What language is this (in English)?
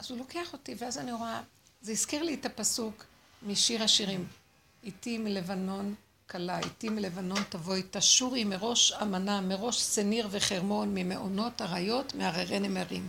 Hebrew